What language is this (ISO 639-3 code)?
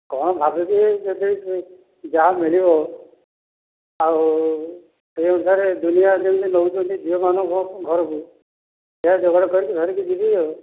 ori